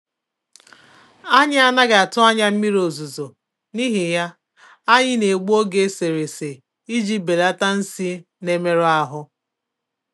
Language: Igbo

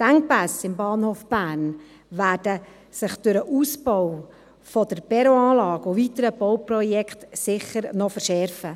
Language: Swiss German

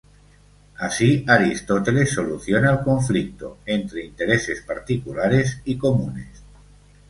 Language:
Spanish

